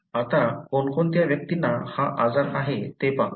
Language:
Marathi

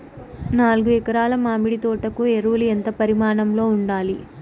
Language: Telugu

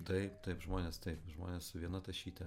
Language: Lithuanian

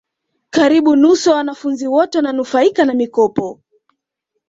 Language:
Swahili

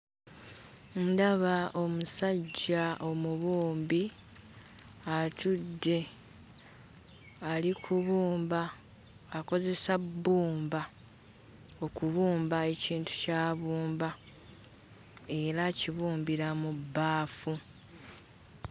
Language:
Ganda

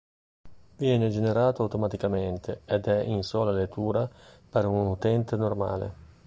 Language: Italian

